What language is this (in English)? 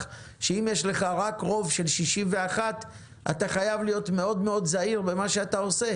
Hebrew